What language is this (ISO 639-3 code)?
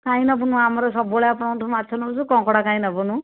ori